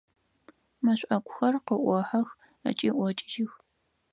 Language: Adyghe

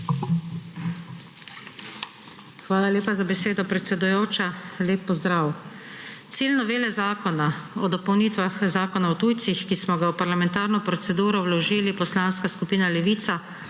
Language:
Slovenian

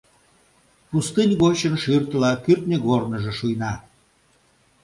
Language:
Mari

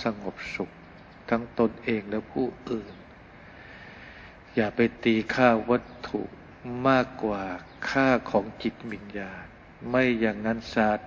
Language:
Thai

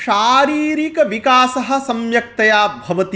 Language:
Sanskrit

